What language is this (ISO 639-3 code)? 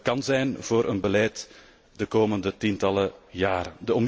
nld